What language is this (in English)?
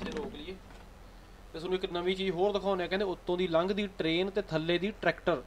Punjabi